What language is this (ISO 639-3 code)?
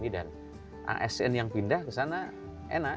ind